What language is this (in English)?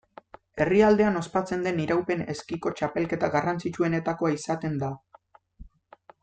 Basque